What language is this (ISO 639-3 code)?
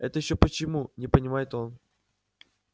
rus